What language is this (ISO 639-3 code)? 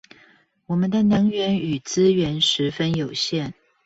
zho